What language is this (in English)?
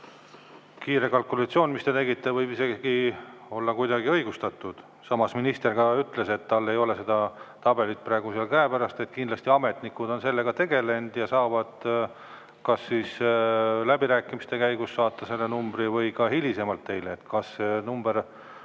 Estonian